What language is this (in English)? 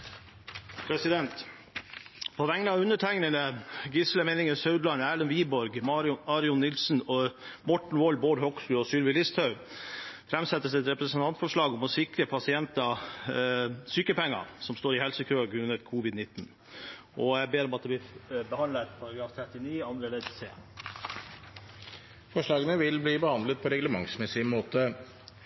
Norwegian